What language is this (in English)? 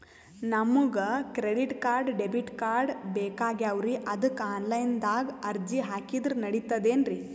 Kannada